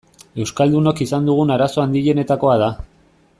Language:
Basque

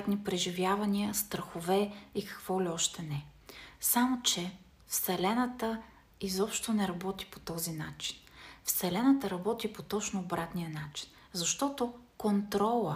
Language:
Bulgarian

